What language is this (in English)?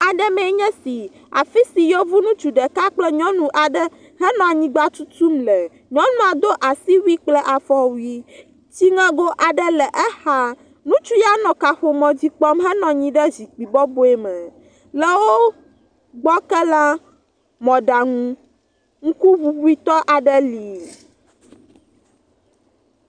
Ewe